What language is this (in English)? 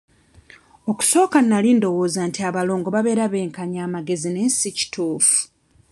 Ganda